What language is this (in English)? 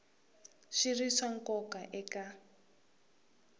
Tsonga